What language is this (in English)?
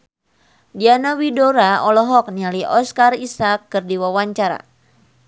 Sundanese